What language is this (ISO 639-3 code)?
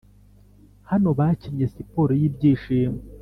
kin